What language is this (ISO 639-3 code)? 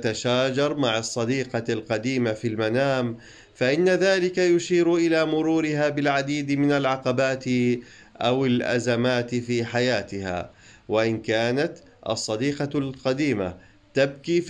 ara